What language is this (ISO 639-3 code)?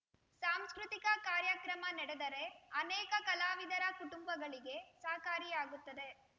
kan